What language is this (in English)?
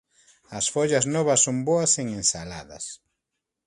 Galician